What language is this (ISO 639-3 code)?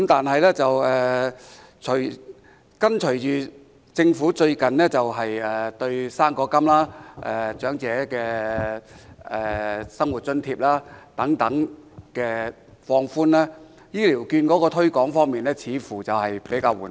yue